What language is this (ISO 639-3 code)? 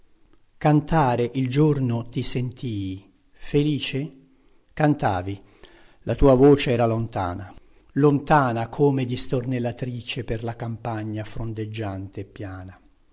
ita